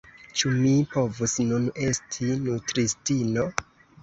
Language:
Esperanto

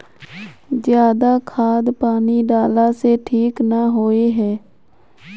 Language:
Magahi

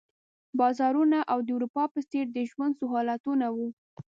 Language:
Pashto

